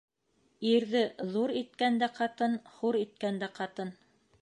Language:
Bashkir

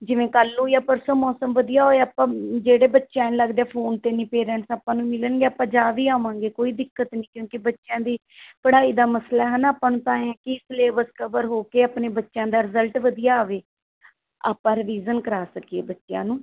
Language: Punjabi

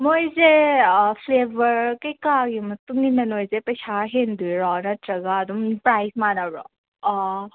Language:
Manipuri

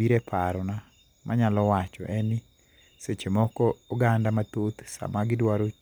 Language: Luo (Kenya and Tanzania)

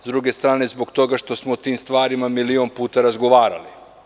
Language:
Serbian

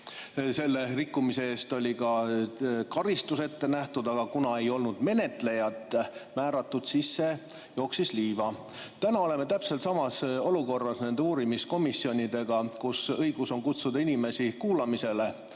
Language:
Estonian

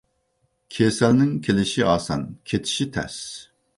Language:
Uyghur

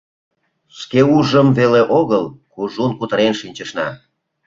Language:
Mari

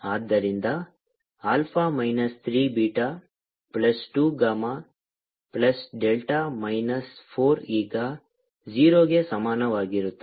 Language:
Kannada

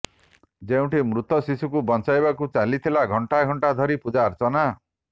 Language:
Odia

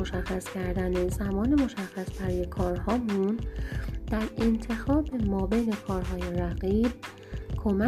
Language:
Persian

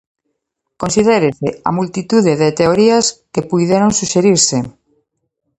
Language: Galician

